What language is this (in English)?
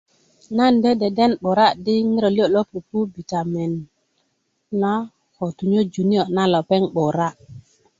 Kuku